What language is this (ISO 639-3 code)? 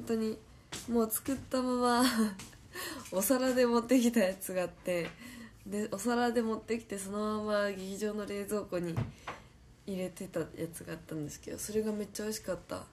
jpn